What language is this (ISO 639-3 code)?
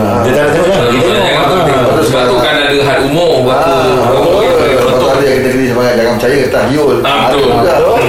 msa